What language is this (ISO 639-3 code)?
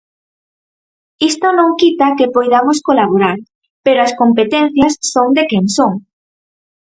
glg